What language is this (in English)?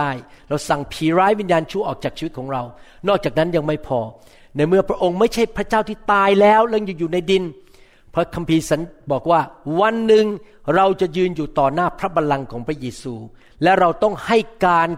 Thai